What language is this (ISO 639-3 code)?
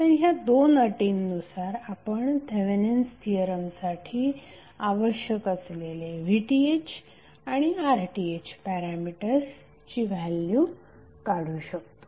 mar